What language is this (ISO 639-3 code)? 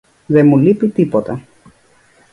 ell